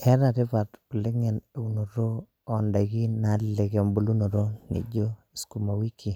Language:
Masai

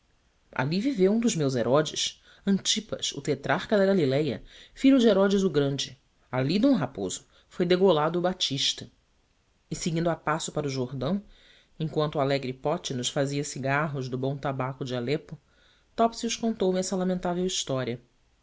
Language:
Portuguese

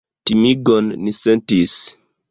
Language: Esperanto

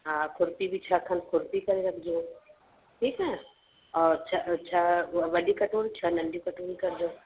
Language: Sindhi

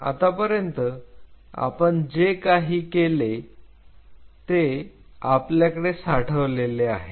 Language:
Marathi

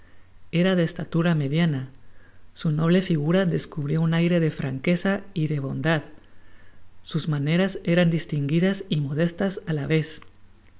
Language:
Spanish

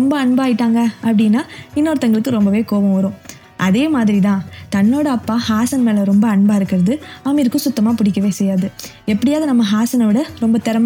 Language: Tamil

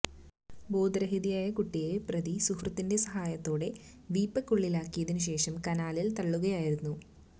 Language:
Malayalam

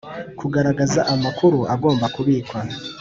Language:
Kinyarwanda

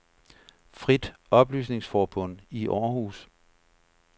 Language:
Danish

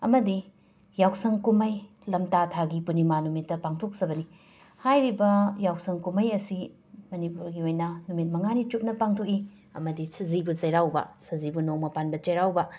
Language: Manipuri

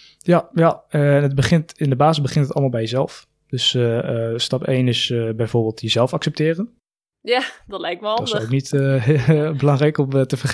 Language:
Dutch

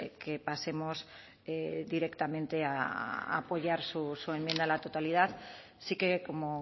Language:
Spanish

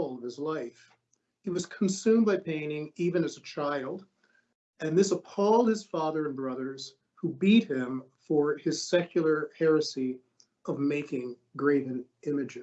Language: English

